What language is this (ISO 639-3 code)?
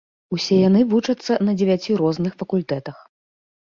bel